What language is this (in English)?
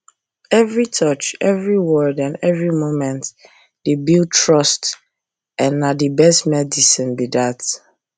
Nigerian Pidgin